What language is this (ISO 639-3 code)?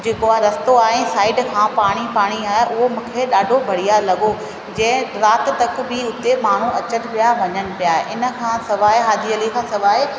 snd